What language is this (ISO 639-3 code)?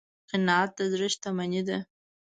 pus